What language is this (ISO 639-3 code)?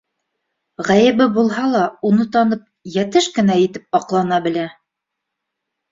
bak